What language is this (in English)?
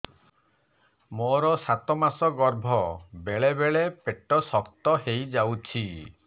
Odia